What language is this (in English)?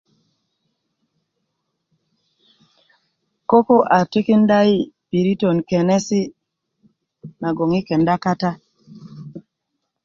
Kuku